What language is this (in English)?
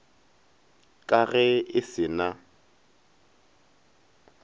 Northern Sotho